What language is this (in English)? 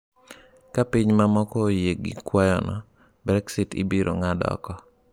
Luo (Kenya and Tanzania)